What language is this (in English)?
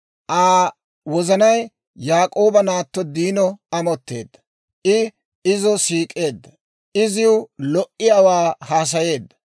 Dawro